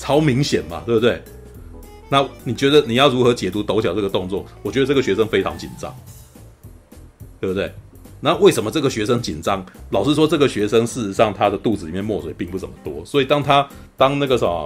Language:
Chinese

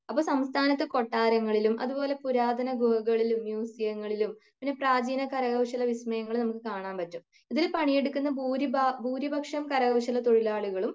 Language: Malayalam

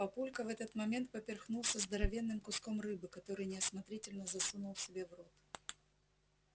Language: Russian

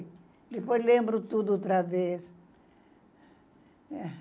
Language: Portuguese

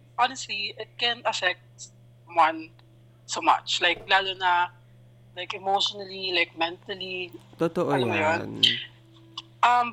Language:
Filipino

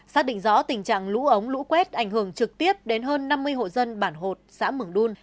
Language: Vietnamese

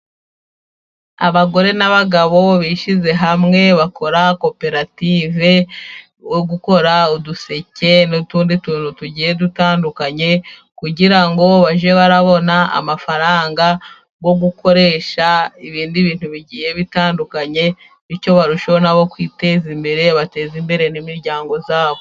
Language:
Kinyarwanda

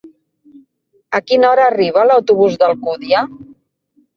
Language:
Catalan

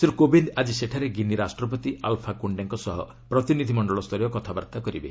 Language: Odia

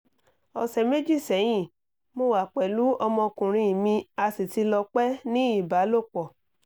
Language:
Yoruba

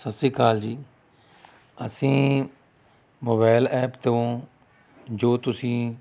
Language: Punjabi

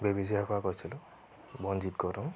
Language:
Assamese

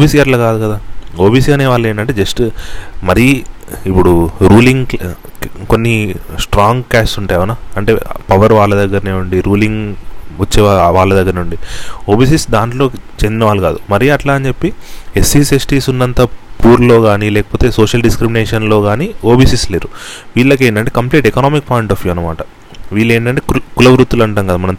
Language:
Telugu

